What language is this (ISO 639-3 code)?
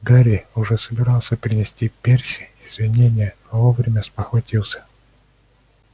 rus